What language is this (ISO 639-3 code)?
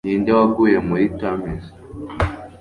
kin